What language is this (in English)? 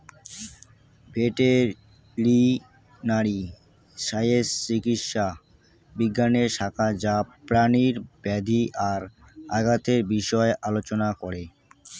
Bangla